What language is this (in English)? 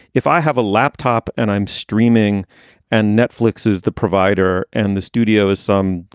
English